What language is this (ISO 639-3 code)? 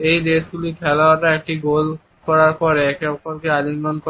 ben